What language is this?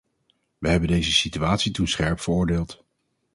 Dutch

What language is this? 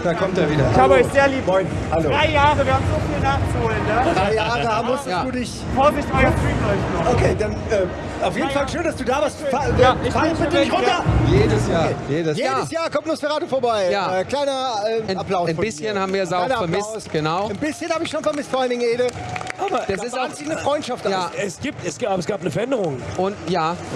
German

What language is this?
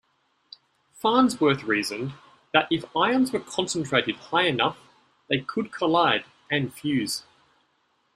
English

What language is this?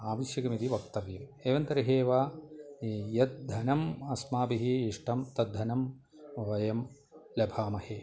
Sanskrit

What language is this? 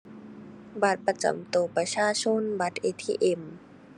Thai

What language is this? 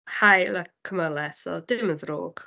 Welsh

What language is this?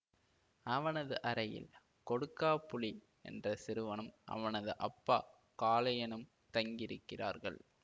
Tamil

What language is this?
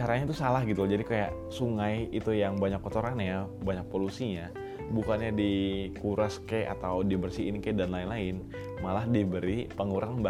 Indonesian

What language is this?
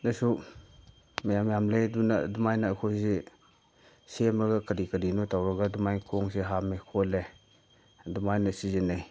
Manipuri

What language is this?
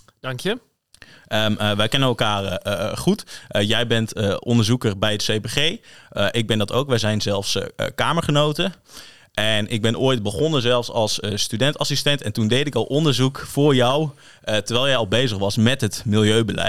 Dutch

